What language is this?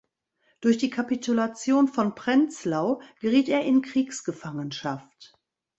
German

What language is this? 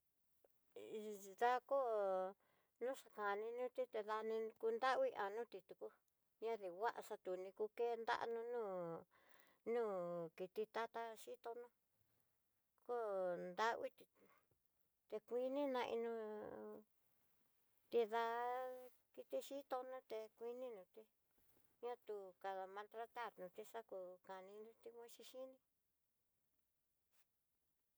Tidaá Mixtec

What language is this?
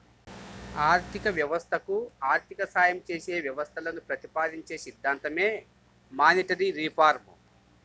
Telugu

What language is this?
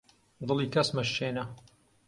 Central Kurdish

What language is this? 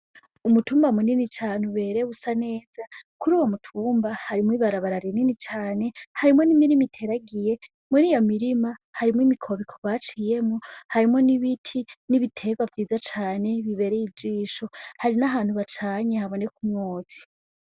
Rundi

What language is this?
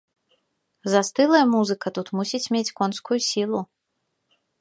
Belarusian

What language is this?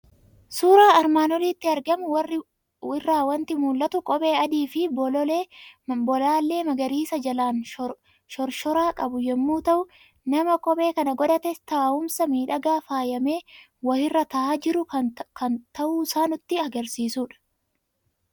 Oromo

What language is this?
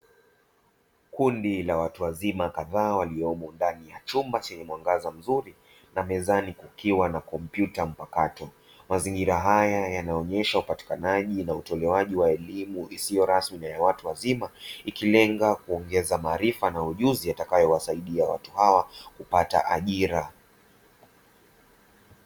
Swahili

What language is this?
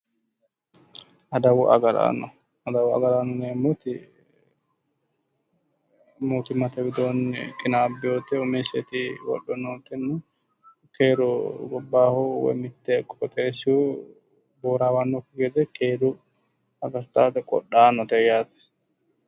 Sidamo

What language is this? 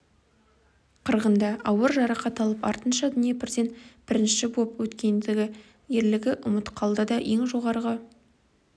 Kazakh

